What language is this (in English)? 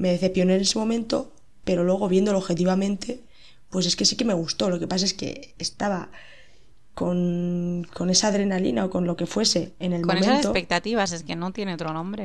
Spanish